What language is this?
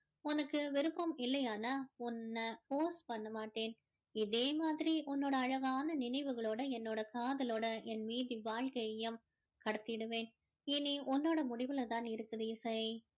Tamil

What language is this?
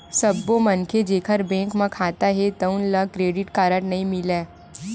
Chhattisgarhi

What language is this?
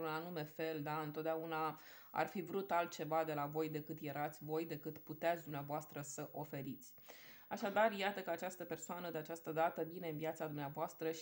Romanian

